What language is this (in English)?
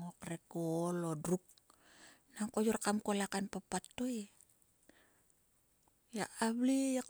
Sulka